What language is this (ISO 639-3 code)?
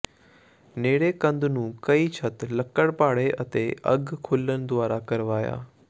pan